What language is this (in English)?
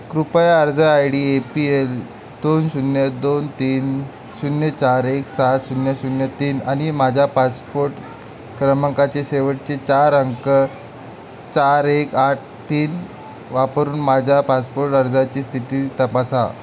Marathi